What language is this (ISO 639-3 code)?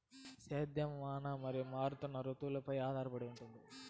tel